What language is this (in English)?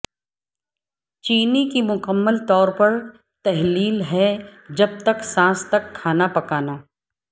Urdu